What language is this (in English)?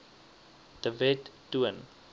Afrikaans